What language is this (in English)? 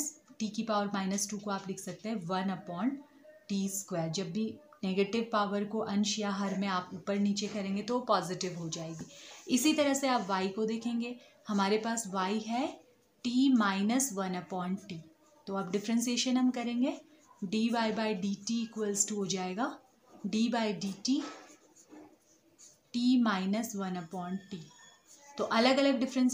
Hindi